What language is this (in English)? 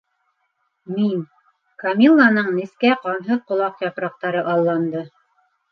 Bashkir